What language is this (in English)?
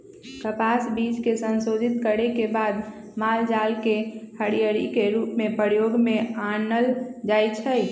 Magahi